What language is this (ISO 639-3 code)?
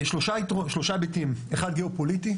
heb